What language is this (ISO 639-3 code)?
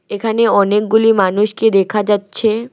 ben